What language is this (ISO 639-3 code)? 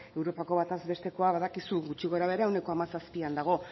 eus